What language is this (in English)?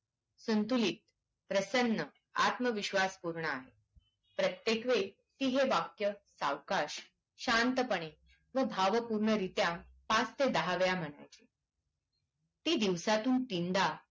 Marathi